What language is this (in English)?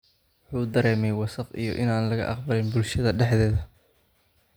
Somali